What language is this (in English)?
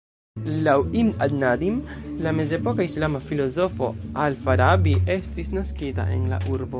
Esperanto